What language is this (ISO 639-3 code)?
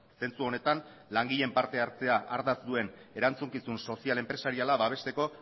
eus